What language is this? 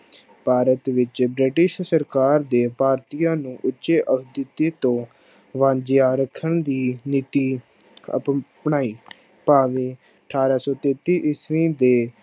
Punjabi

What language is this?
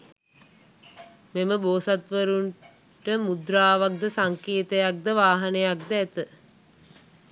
Sinhala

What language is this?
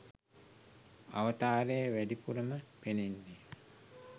Sinhala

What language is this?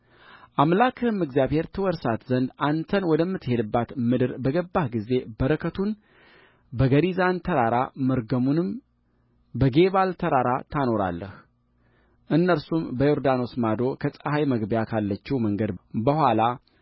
Amharic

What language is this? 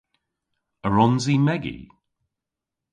Cornish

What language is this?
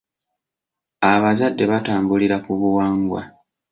Ganda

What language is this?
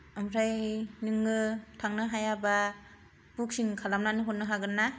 Bodo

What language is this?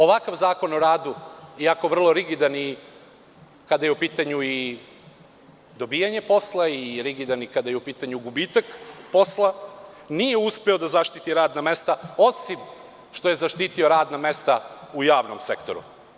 Serbian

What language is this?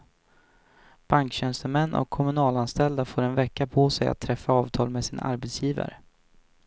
Swedish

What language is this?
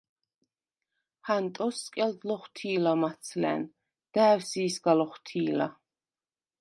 Svan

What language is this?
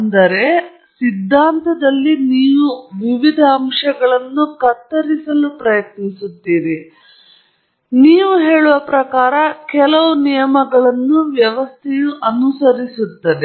Kannada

